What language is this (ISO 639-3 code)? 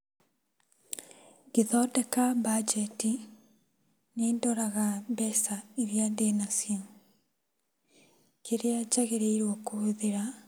kik